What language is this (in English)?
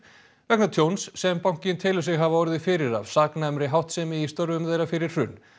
Icelandic